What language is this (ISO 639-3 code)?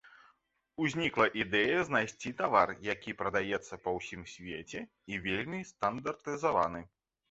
bel